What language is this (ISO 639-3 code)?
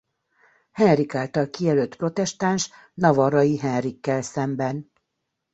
hun